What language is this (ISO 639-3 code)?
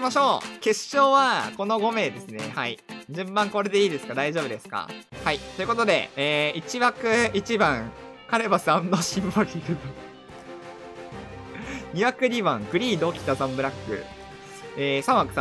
jpn